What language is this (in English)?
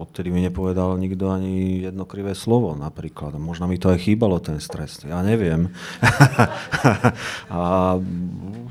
Slovak